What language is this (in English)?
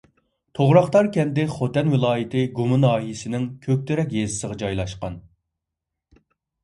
Uyghur